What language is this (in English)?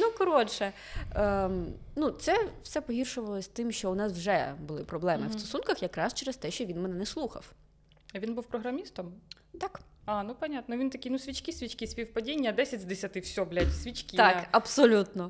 Ukrainian